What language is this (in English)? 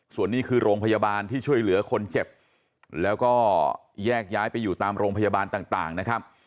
Thai